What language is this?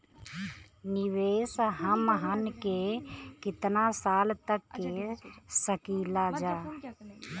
Bhojpuri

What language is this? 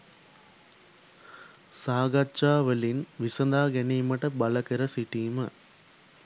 Sinhala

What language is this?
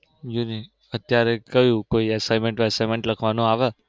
Gujarati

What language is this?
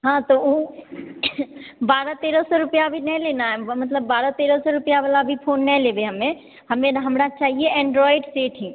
Maithili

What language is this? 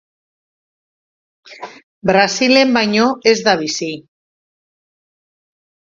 Basque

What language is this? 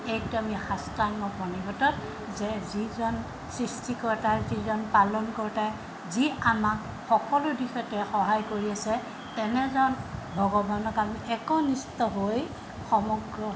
Assamese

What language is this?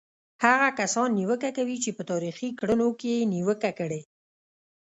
Pashto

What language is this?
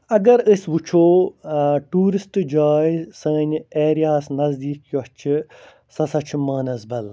Kashmiri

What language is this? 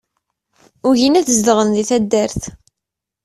Kabyle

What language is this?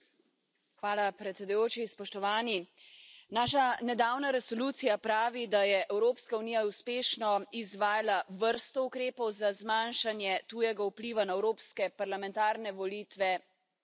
Slovenian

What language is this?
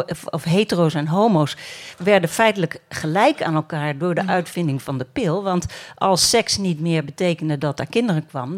Dutch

